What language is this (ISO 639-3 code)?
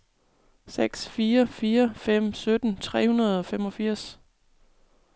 dan